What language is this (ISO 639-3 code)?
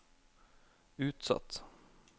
nor